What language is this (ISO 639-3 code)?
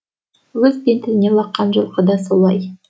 kaz